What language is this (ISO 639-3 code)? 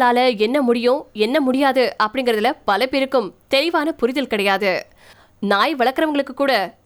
tam